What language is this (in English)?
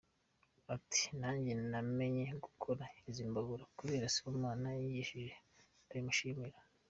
Kinyarwanda